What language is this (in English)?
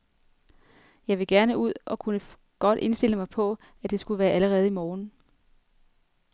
Danish